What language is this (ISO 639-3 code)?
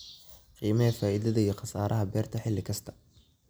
som